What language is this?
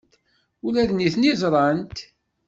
Kabyle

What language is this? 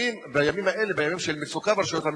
Hebrew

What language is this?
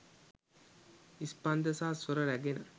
Sinhala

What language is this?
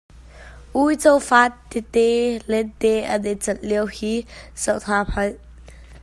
Hakha Chin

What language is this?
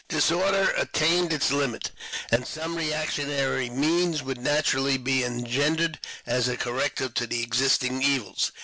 English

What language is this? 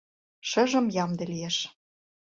Mari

